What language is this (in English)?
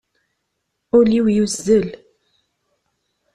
Kabyle